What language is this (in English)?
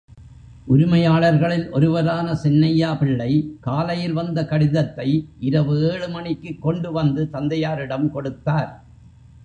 Tamil